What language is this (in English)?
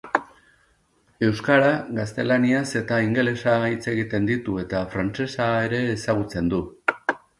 Basque